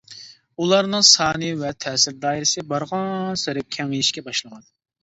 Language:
Uyghur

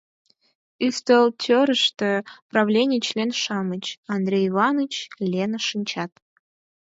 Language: Mari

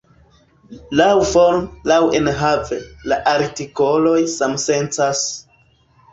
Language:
Esperanto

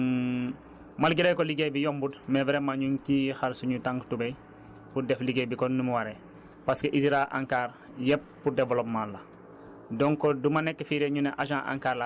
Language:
Wolof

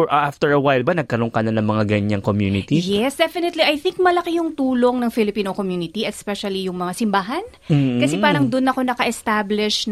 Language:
Filipino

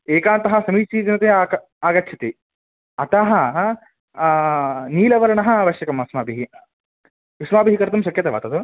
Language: Sanskrit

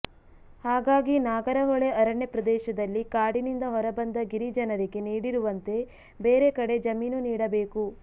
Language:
Kannada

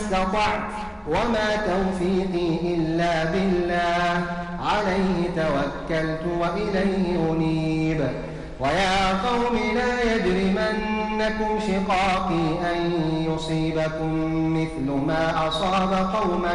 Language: Arabic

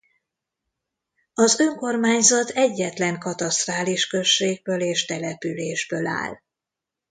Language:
Hungarian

